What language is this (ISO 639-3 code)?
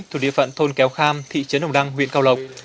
vie